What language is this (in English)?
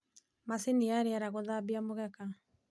Kikuyu